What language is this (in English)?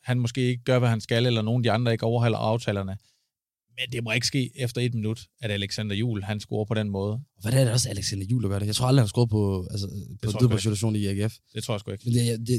Danish